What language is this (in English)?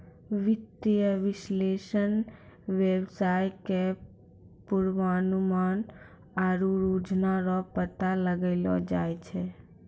Maithili